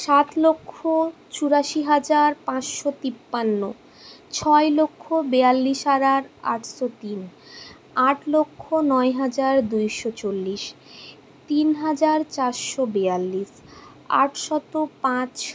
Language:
Bangla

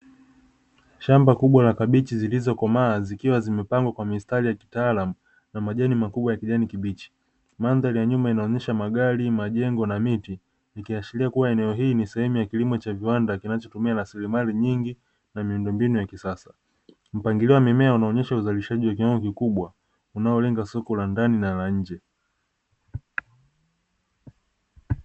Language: Swahili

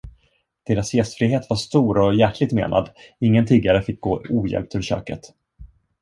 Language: Swedish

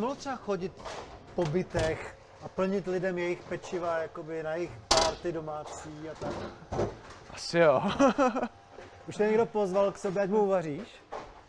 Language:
Czech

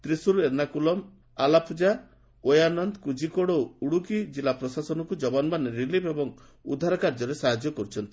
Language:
Odia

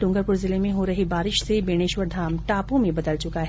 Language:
Hindi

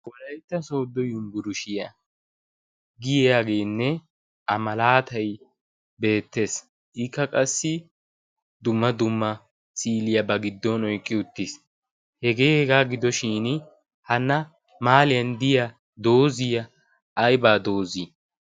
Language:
Wolaytta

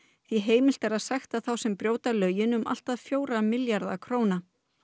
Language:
Icelandic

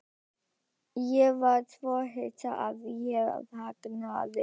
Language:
Icelandic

